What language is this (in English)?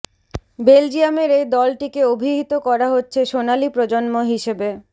Bangla